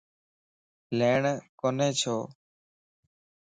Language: Lasi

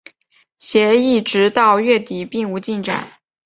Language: Chinese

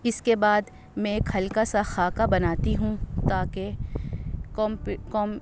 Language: Urdu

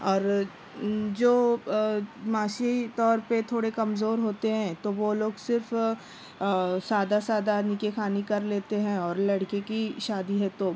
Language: Urdu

